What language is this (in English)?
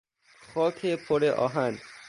Persian